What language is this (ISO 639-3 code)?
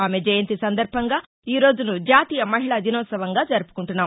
tel